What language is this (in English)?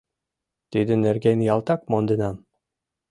Mari